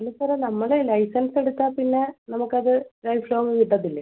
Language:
Malayalam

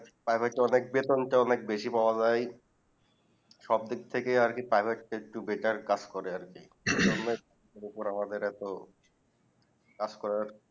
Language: Bangla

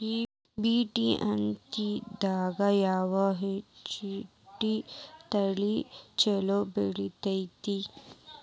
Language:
Kannada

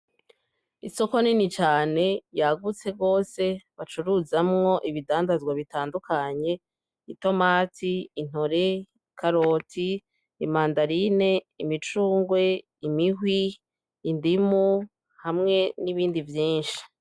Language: Rundi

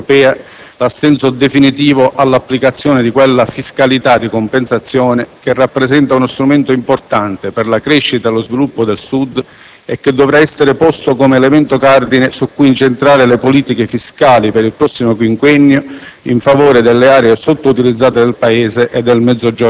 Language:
Italian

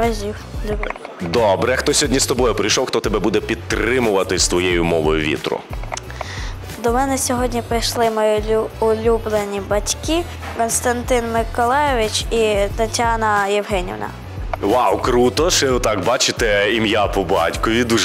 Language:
Ukrainian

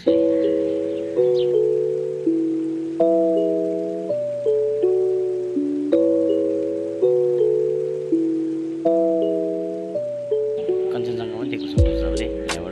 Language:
English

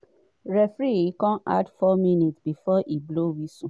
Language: Nigerian Pidgin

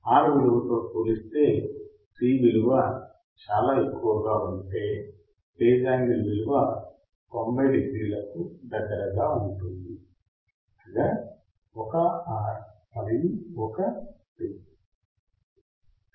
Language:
Telugu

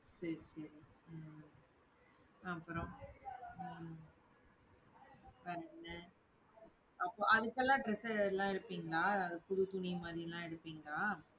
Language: Tamil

